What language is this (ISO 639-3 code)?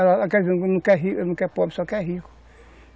por